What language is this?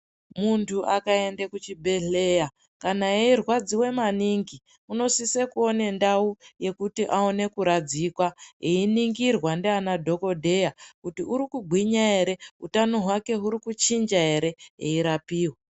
Ndau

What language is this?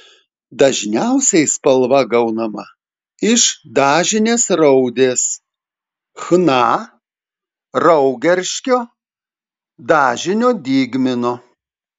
Lithuanian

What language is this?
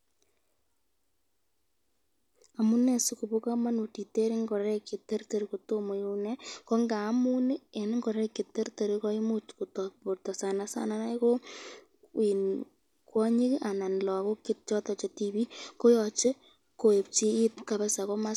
Kalenjin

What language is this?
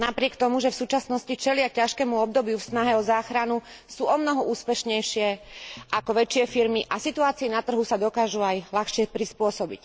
Slovak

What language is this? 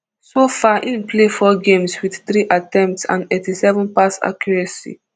Nigerian Pidgin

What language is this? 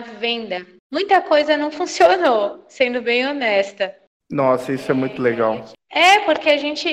Portuguese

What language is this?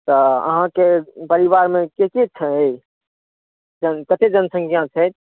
Maithili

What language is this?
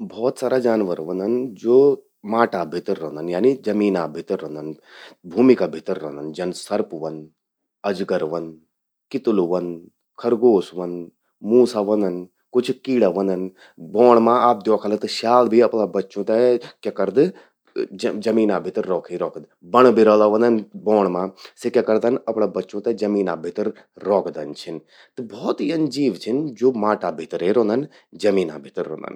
Garhwali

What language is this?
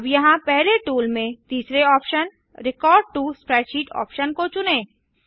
Hindi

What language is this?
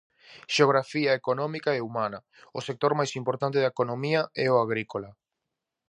Galician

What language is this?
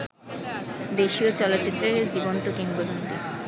Bangla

